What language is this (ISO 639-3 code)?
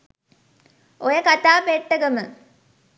sin